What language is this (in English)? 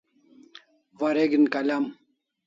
Kalasha